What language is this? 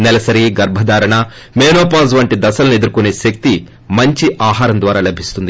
Telugu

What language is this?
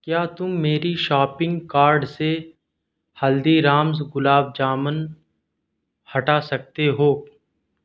Urdu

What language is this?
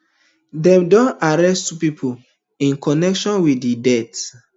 Nigerian Pidgin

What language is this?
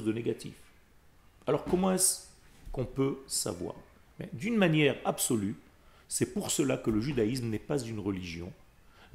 French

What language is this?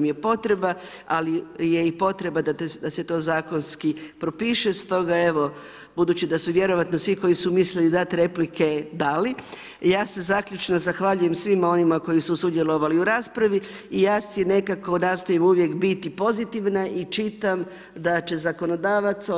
Croatian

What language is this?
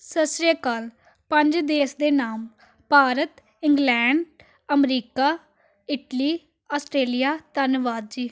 Punjabi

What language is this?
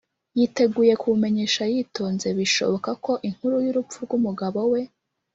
Kinyarwanda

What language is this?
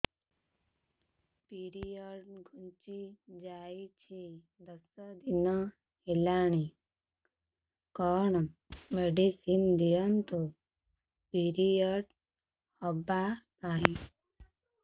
Odia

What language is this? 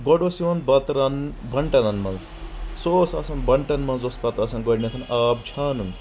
Kashmiri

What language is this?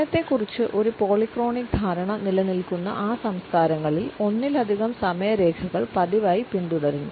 Malayalam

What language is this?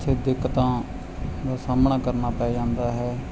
Punjabi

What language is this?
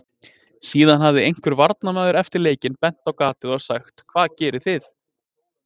Icelandic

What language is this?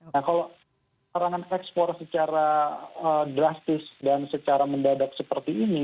Indonesian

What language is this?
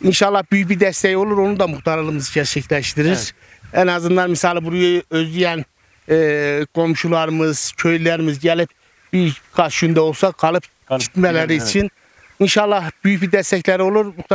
Turkish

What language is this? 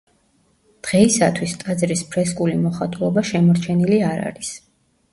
Georgian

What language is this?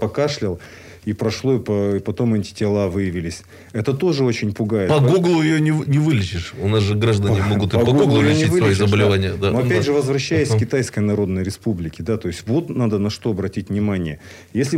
Russian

